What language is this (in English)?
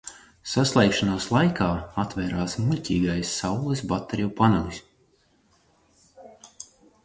Latvian